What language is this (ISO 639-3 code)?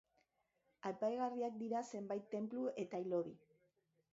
eus